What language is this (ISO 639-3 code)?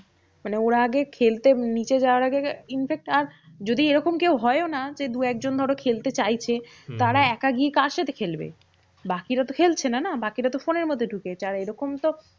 ben